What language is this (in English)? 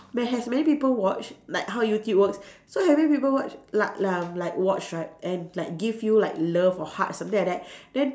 English